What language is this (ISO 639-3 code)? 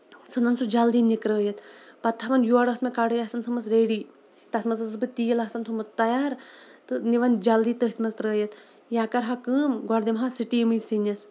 kas